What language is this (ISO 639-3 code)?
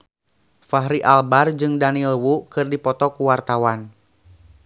sun